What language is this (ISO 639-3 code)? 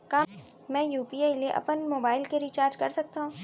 hne